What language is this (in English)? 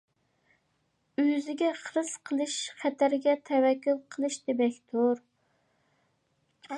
Uyghur